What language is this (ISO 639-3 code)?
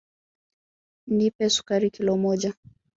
swa